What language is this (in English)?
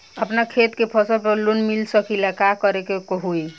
Bhojpuri